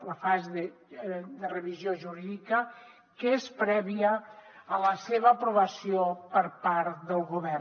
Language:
Catalan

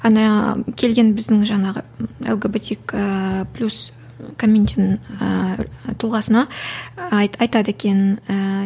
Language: Kazakh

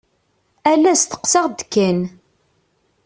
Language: Kabyle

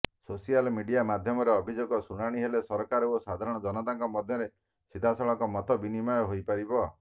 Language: Odia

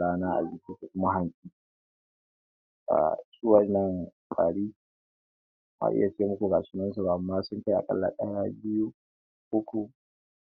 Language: Hausa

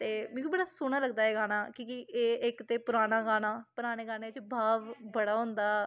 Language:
Dogri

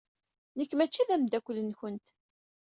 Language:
Kabyle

